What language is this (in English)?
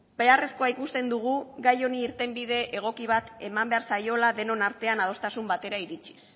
Basque